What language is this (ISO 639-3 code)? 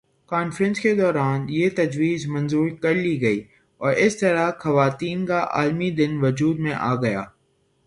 urd